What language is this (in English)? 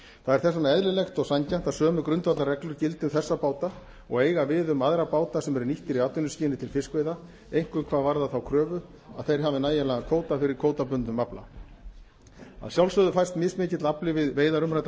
Icelandic